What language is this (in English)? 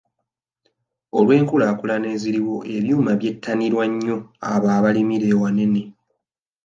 Ganda